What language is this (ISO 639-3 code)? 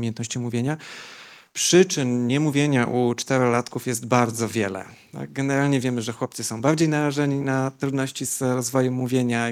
pol